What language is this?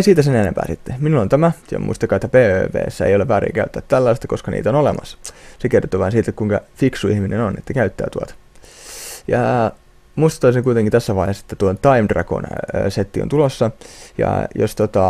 Finnish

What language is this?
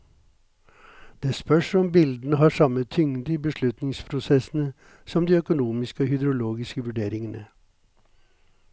Norwegian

